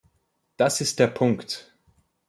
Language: German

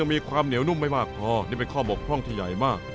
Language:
Thai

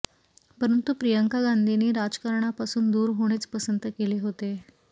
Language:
Marathi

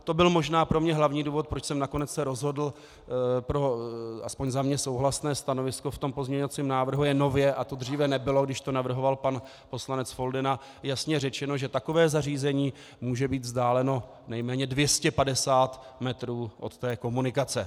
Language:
Czech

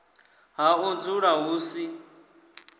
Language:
Venda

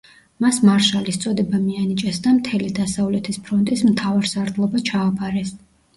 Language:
Georgian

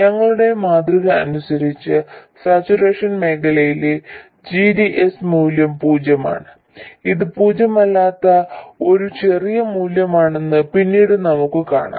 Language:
Malayalam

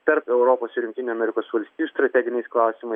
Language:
Lithuanian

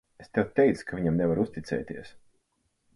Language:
Latvian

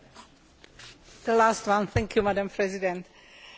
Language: Slovak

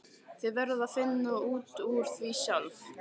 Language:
Icelandic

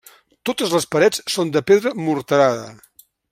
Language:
Catalan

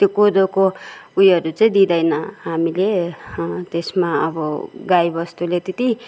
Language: Nepali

